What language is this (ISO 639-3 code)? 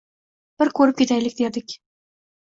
uzb